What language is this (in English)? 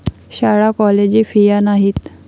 Marathi